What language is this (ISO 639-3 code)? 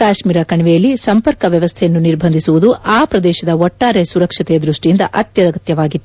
kan